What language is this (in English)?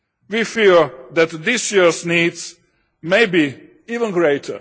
English